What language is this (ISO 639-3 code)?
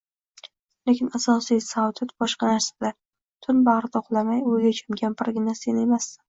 uzb